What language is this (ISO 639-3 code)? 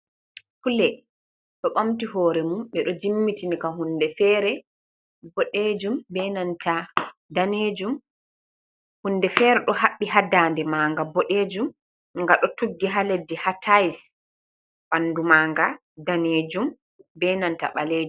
ful